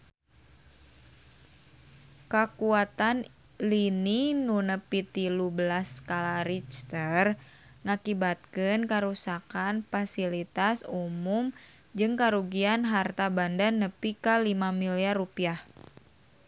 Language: Sundanese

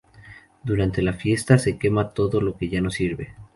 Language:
Spanish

